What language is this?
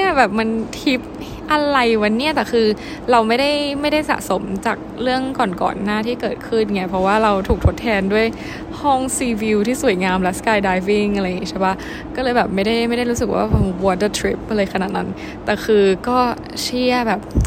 Thai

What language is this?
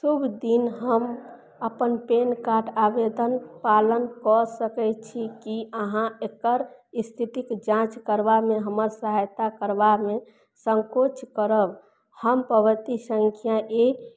Maithili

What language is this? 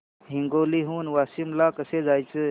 Marathi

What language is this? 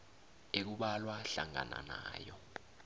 South Ndebele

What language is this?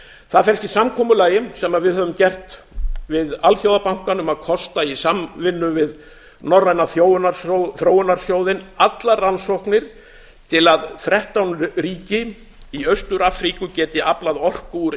Icelandic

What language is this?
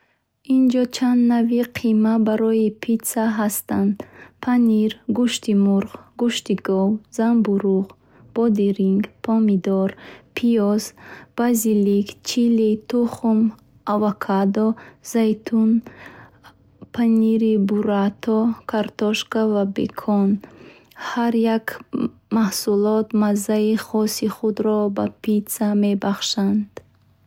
Bukharic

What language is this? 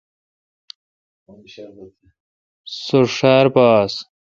Kalkoti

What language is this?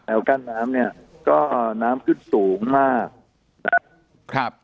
Thai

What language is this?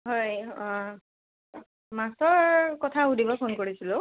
Assamese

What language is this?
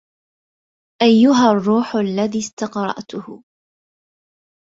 Arabic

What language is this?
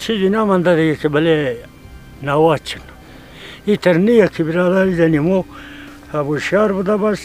Persian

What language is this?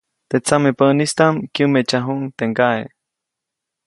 Copainalá Zoque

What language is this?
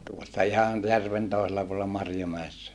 Finnish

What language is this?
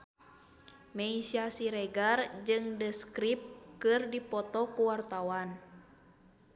Sundanese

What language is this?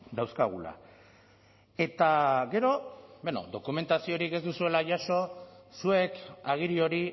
Basque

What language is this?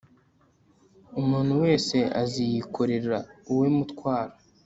Kinyarwanda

